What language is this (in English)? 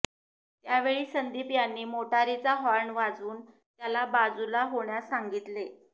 Marathi